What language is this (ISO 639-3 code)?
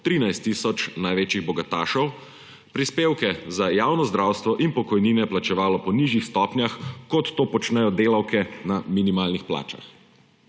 slv